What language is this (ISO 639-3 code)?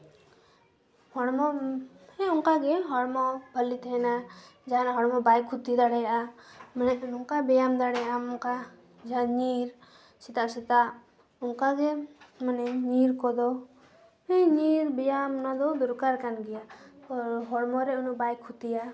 sat